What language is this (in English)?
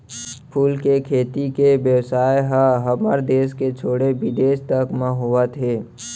Chhattisgarhi